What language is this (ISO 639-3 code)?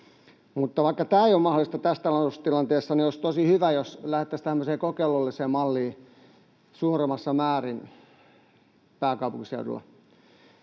fin